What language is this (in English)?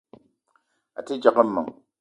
Eton (Cameroon)